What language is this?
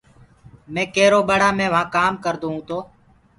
Gurgula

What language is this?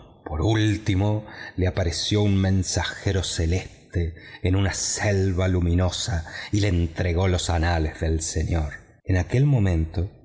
Spanish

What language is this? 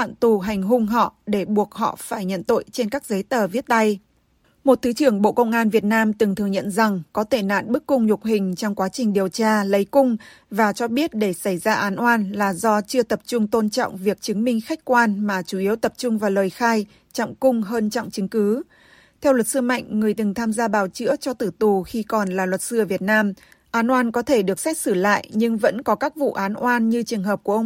Vietnamese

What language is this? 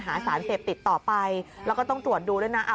Thai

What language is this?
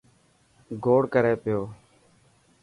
Dhatki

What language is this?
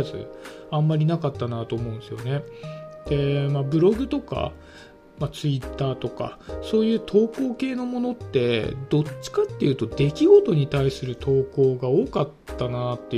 Japanese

